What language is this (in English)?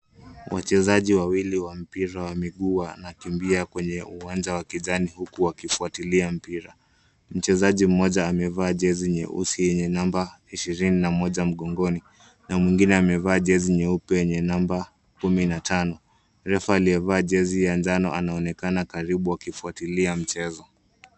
Swahili